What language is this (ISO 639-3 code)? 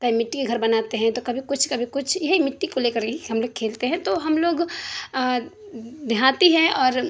urd